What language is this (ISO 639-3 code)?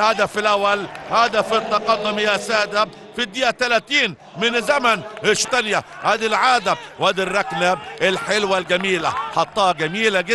ara